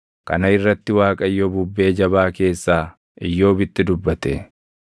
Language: Oromo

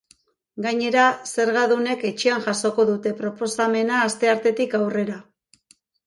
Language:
Basque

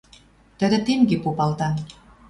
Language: Western Mari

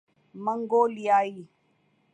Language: Urdu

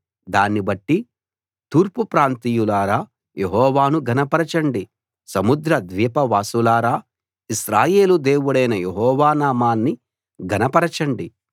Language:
Telugu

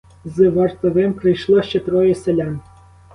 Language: Ukrainian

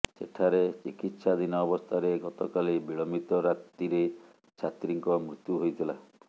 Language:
Odia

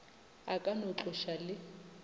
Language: Northern Sotho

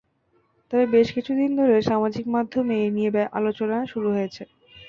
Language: Bangla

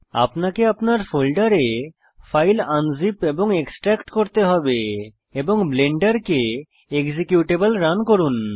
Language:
Bangla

